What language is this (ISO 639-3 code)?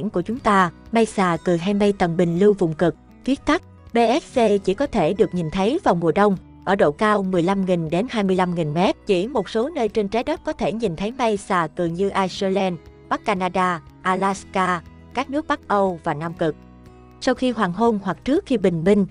vie